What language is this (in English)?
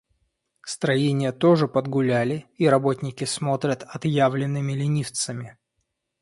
Russian